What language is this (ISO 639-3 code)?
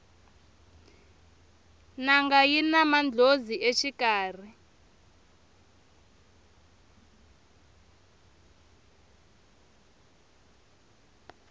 tso